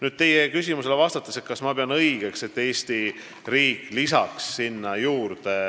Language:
Estonian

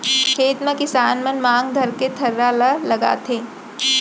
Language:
Chhattisgarhi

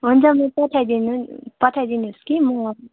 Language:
Nepali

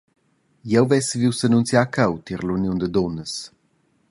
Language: Romansh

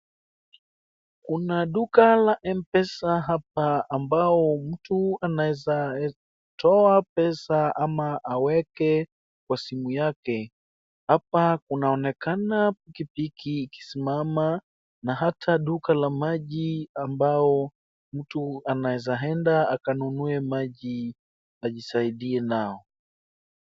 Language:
Swahili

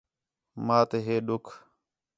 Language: Khetrani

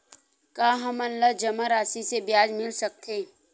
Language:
Chhattisgarhi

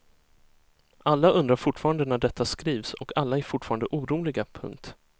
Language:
Swedish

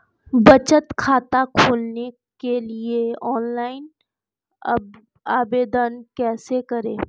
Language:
Hindi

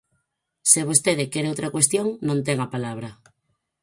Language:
Galician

